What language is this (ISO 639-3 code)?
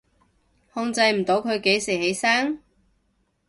yue